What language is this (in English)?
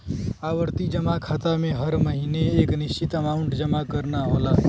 Bhojpuri